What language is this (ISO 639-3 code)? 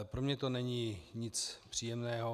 ces